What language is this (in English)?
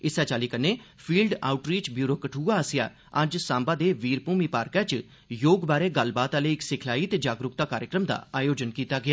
Dogri